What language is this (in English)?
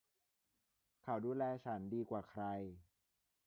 Thai